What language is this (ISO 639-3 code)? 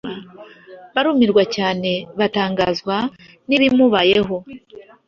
kin